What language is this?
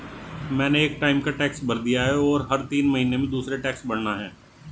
Hindi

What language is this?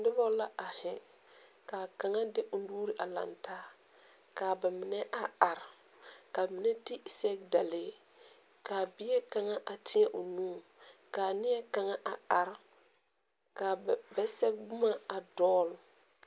Southern Dagaare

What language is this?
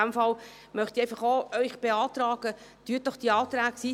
Swiss German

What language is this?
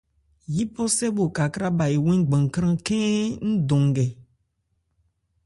Ebrié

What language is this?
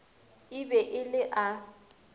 Northern Sotho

